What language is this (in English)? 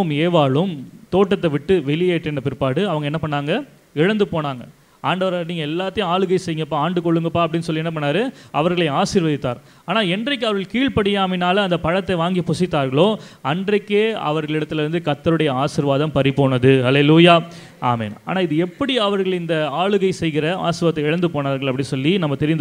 Romanian